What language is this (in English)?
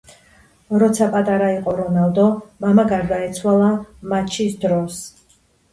Georgian